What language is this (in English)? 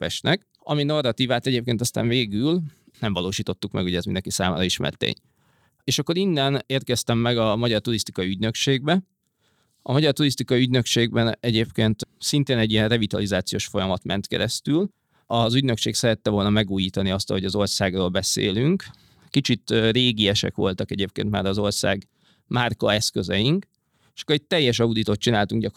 Hungarian